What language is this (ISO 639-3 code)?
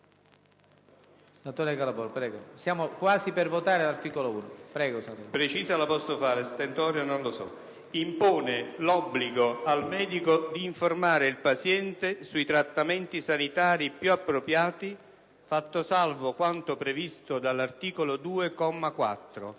ita